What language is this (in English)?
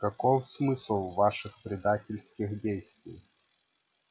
Russian